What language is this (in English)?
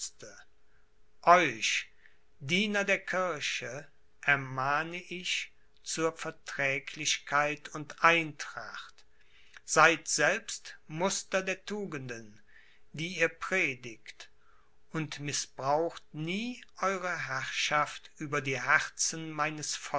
German